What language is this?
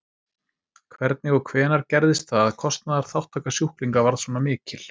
Icelandic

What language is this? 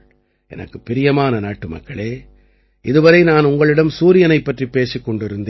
Tamil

